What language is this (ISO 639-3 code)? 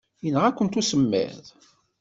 kab